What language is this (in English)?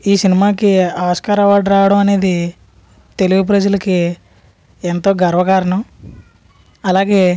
Telugu